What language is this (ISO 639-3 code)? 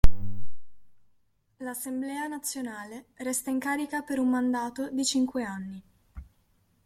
ita